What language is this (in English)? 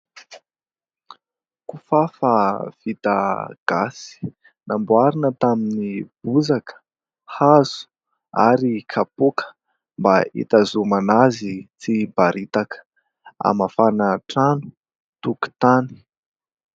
Malagasy